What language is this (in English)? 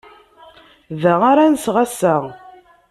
Kabyle